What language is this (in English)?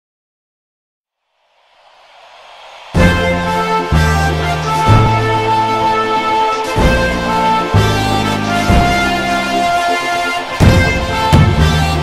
Arabic